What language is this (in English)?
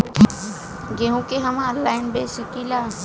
Bhojpuri